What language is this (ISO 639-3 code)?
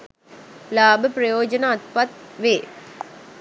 sin